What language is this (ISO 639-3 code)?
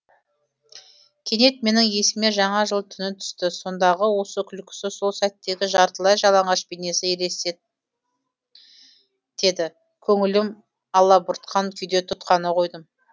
kaz